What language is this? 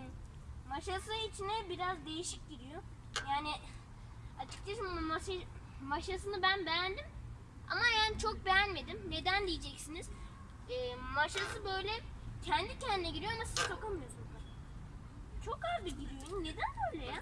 Turkish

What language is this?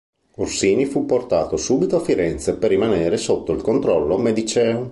Italian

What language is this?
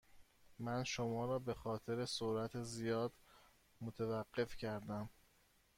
Persian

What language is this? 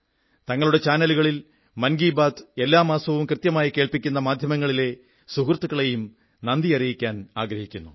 Malayalam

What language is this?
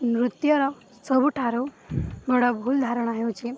Odia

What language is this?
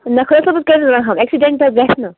Kashmiri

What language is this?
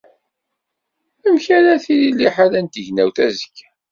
Kabyle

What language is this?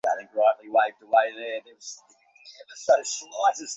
Bangla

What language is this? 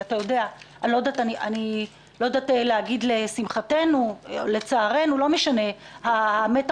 Hebrew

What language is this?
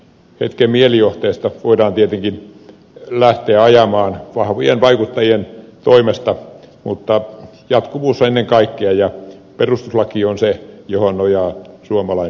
Finnish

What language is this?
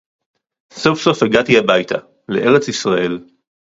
Hebrew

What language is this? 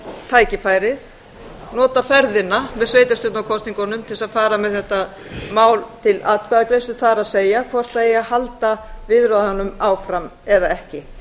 Icelandic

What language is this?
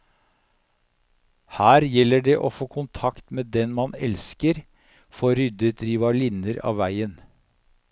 Norwegian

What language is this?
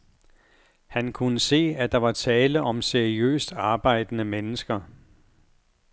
Danish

